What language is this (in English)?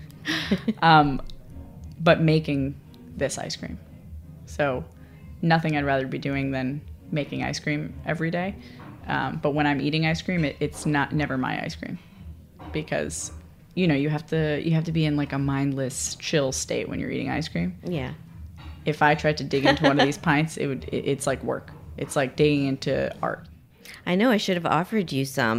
English